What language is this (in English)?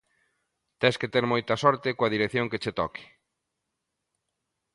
Galician